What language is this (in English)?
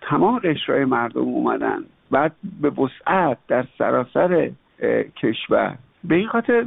Persian